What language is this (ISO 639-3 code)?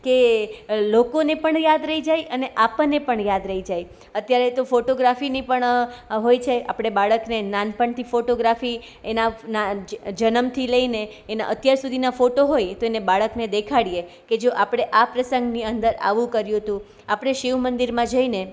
guj